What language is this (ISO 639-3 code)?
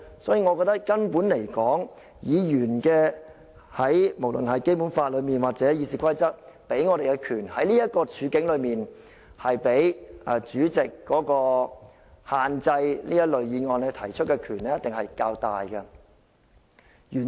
yue